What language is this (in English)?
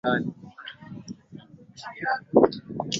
Swahili